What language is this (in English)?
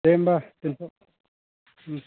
Bodo